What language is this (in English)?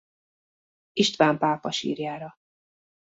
Hungarian